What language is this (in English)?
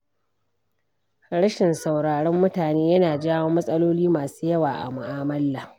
Hausa